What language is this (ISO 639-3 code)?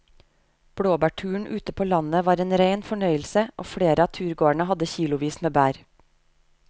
nor